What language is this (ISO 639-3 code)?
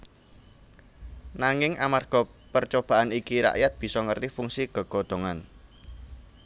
jav